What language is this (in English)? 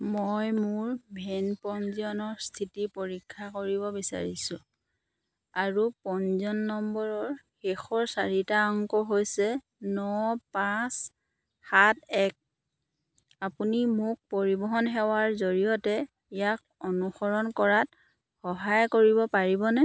Assamese